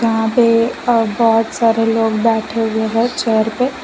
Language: Hindi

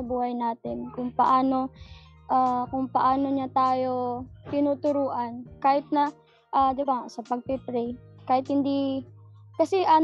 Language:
Filipino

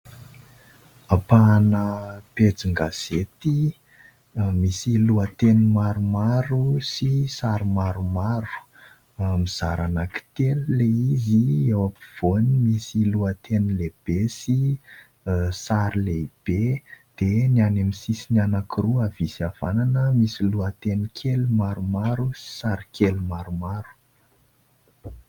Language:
Malagasy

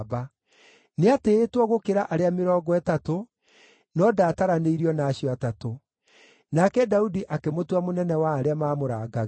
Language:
Kikuyu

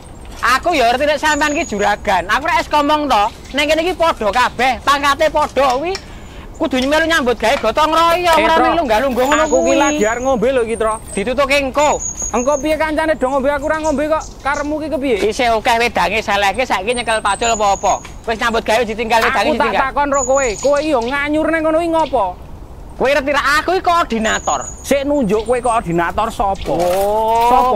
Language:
Indonesian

